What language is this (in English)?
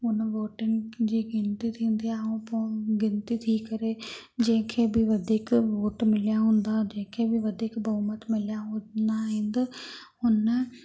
Sindhi